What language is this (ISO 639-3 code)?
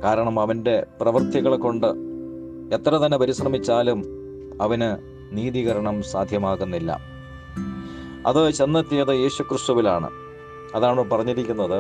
mal